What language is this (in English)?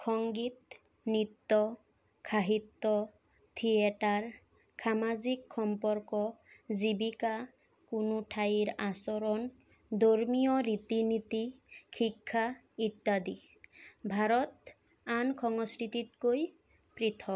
Assamese